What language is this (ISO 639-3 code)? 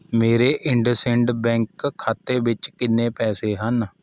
pan